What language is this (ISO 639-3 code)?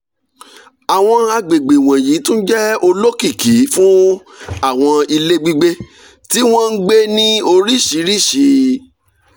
yor